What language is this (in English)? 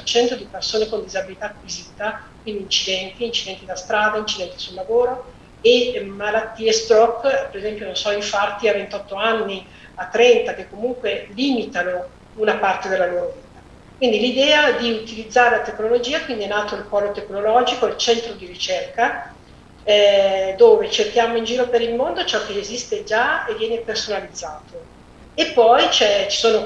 Italian